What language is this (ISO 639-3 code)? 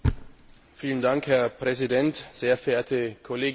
deu